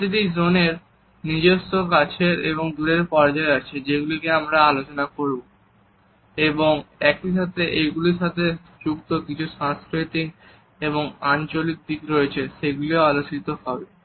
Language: Bangla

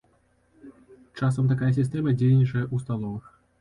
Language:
Belarusian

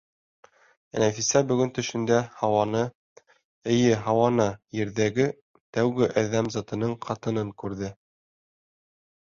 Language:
Bashkir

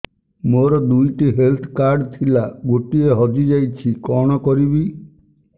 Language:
Odia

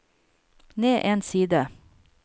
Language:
Norwegian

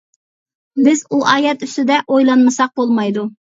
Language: Uyghur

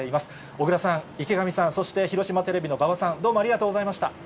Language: Japanese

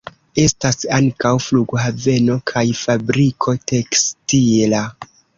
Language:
Esperanto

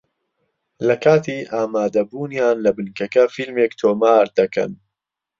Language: Central Kurdish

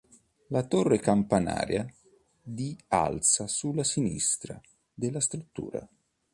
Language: Italian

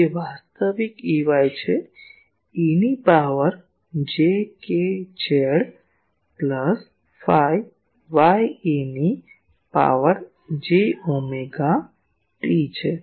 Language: Gujarati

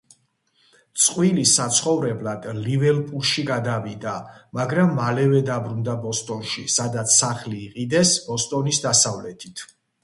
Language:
Georgian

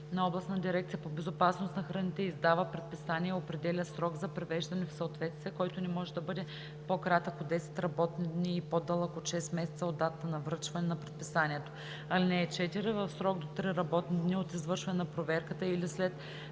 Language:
Bulgarian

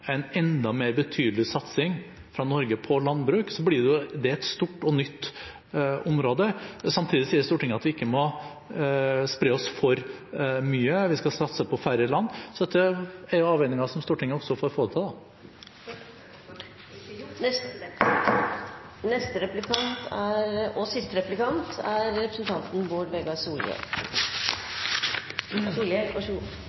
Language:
Norwegian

